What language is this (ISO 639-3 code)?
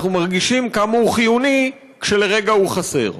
heb